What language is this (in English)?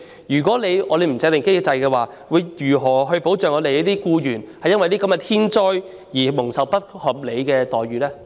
Cantonese